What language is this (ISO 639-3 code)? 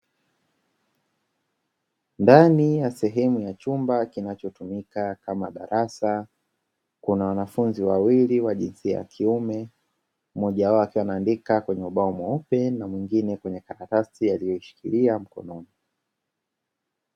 swa